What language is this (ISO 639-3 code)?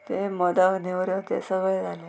kok